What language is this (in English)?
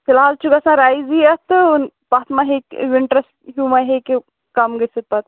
Kashmiri